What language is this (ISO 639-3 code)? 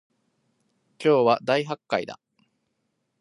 jpn